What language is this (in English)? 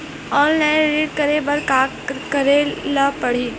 Chhattisgarhi